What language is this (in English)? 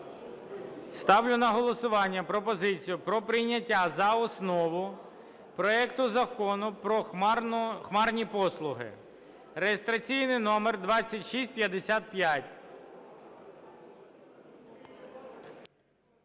Ukrainian